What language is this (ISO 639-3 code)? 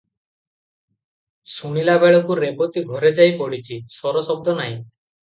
ori